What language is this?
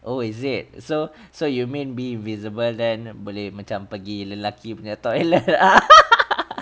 English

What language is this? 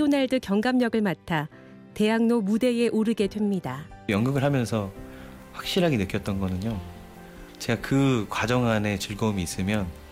Korean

